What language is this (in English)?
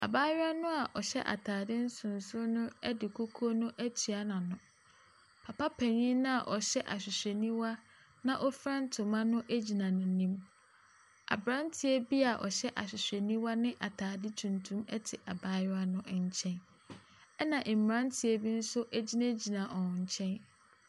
Akan